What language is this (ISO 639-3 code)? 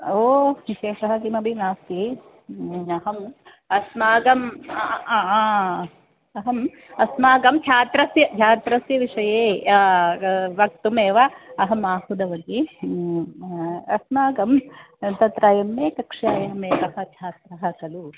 san